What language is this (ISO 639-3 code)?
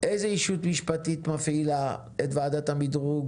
heb